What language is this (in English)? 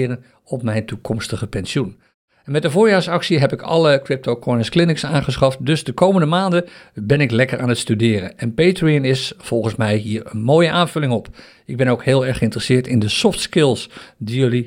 Dutch